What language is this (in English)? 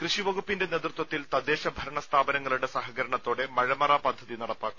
Malayalam